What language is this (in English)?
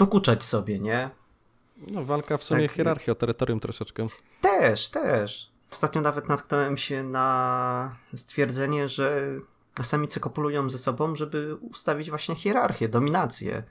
Polish